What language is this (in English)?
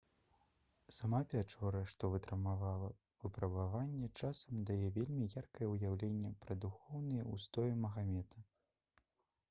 Belarusian